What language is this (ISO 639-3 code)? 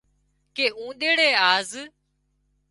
kxp